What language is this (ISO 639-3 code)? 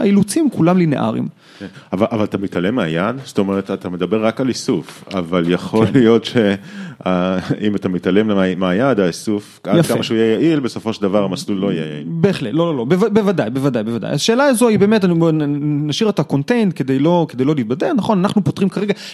heb